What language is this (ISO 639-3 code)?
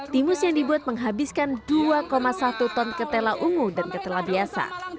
ind